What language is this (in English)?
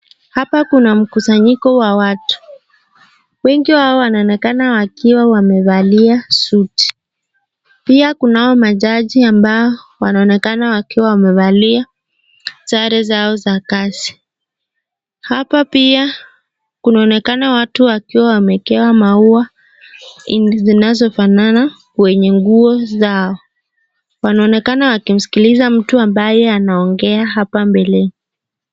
Swahili